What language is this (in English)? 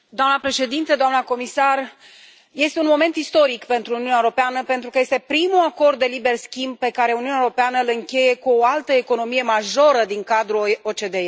Romanian